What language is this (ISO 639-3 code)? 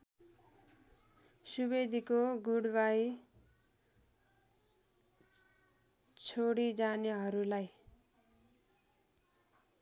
nep